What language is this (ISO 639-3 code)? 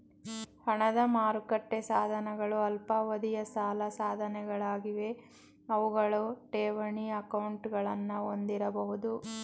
kan